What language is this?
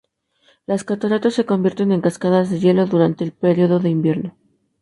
Spanish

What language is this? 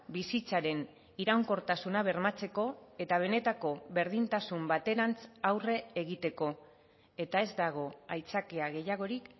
Basque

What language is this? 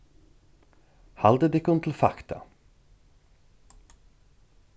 Faroese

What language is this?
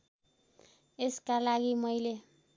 Nepali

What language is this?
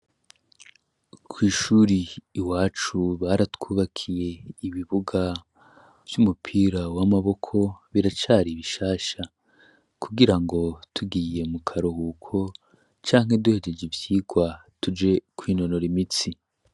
Rundi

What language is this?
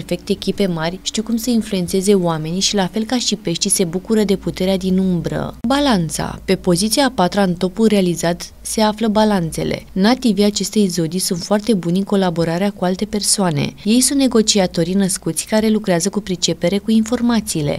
Romanian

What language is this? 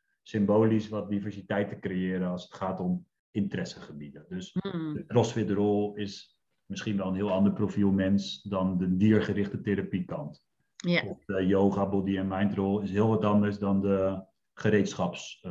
Dutch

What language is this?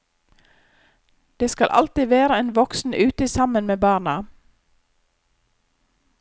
Norwegian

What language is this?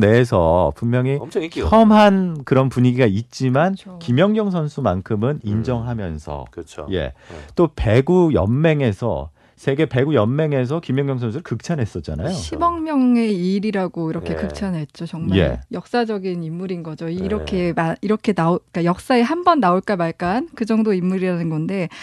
Korean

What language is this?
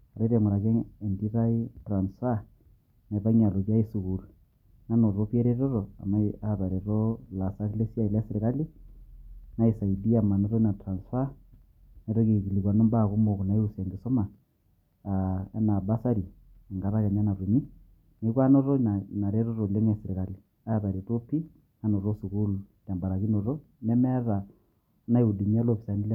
Masai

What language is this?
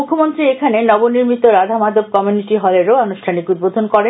Bangla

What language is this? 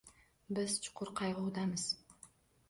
Uzbek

